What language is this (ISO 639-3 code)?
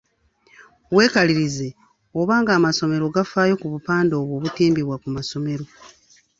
lug